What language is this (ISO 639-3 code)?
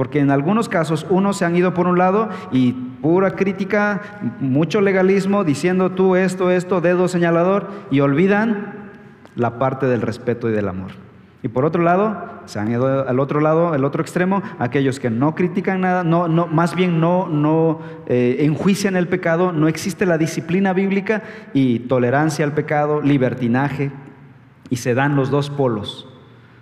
spa